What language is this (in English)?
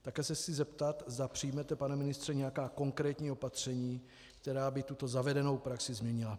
Czech